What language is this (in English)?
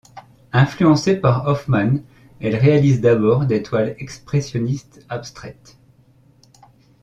French